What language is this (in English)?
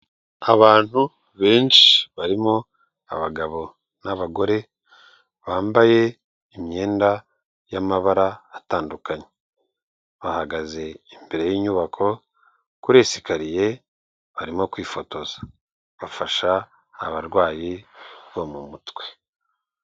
Kinyarwanda